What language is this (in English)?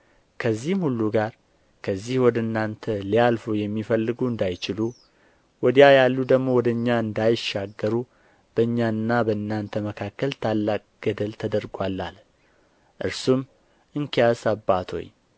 Amharic